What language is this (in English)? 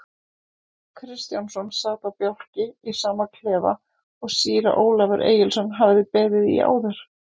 Icelandic